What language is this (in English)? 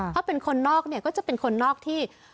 Thai